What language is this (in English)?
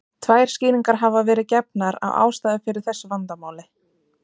Icelandic